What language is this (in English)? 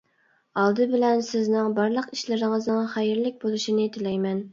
Uyghur